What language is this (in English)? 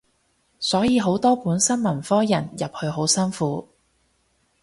Cantonese